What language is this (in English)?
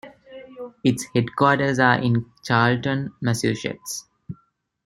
English